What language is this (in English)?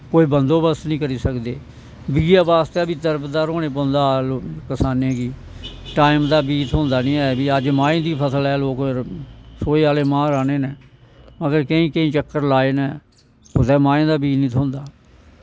Dogri